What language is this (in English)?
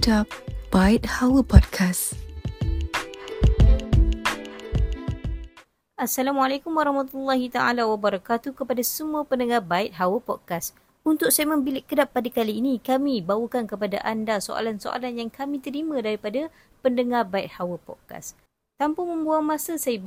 Malay